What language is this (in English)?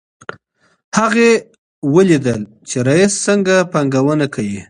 Pashto